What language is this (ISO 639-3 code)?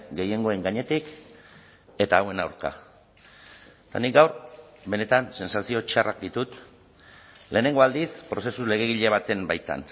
eus